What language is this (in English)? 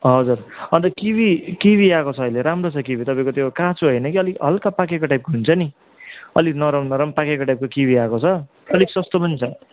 Nepali